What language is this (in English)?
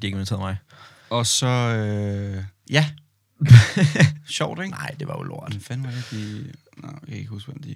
Danish